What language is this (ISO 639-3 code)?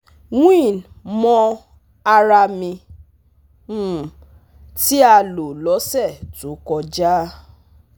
yor